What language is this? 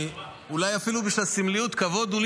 Hebrew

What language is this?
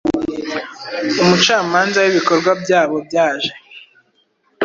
Kinyarwanda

